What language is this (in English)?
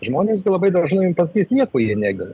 Lithuanian